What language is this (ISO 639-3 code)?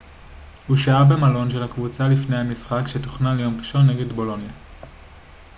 heb